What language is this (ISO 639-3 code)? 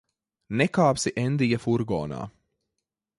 lav